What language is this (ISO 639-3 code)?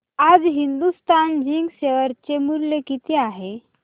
mar